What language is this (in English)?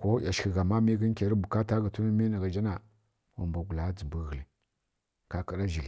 Kirya-Konzəl